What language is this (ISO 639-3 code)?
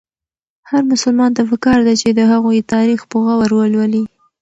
pus